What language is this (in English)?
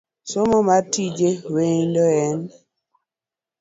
Luo (Kenya and Tanzania)